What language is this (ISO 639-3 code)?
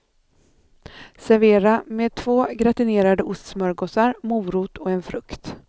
swe